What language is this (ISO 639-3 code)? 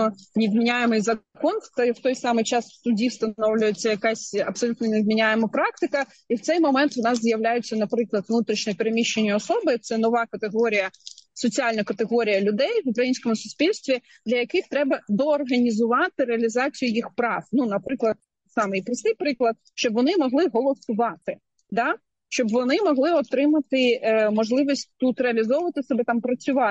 ukr